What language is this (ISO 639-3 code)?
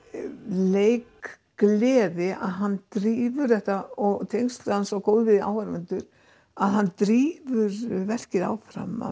isl